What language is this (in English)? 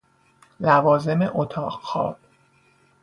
Persian